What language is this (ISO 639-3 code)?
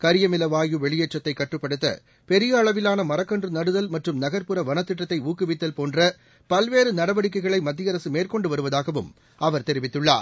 tam